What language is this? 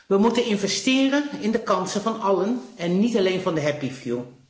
Dutch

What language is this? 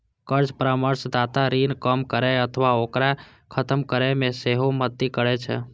Maithili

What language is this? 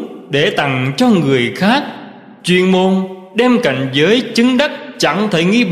Vietnamese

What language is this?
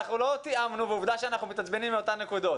Hebrew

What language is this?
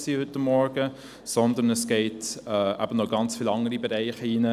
Swiss German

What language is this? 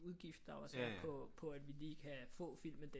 Danish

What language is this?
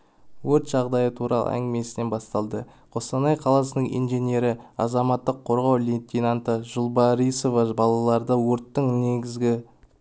Kazakh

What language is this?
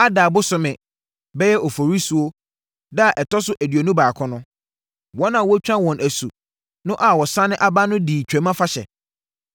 Akan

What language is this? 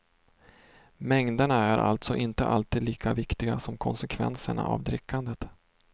Swedish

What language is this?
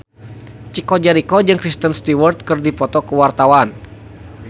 Sundanese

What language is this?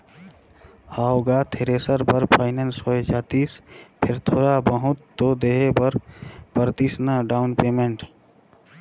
Chhattisgarhi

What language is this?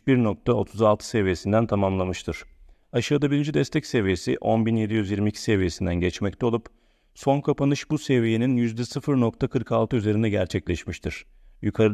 Turkish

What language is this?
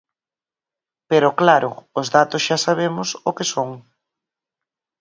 Galician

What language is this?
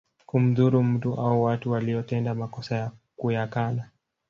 Swahili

